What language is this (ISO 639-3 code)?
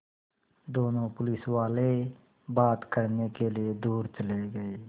hin